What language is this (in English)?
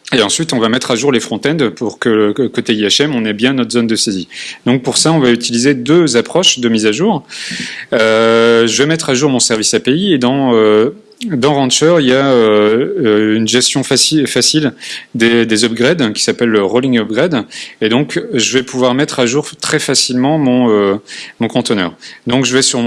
French